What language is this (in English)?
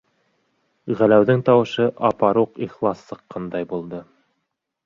Bashkir